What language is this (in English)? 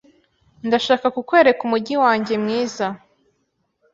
Kinyarwanda